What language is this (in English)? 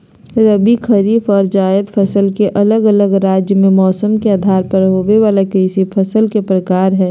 Magahi